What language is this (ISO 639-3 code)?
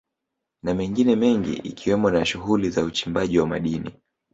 swa